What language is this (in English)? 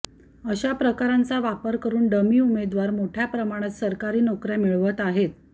Marathi